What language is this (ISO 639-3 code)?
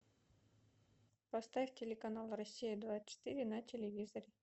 rus